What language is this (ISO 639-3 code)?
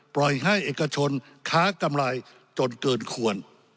tha